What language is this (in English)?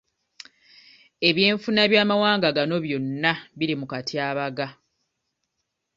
Ganda